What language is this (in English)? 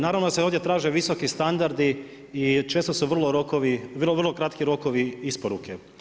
Croatian